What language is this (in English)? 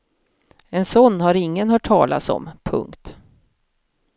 Swedish